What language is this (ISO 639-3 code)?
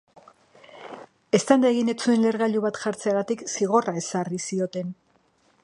eus